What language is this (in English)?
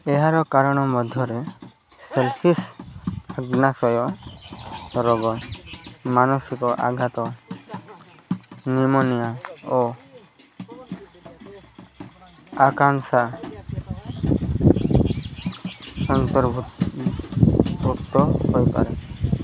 Odia